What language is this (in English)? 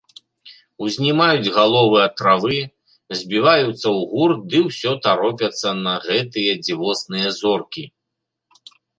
Belarusian